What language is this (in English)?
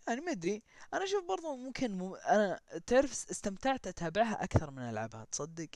Arabic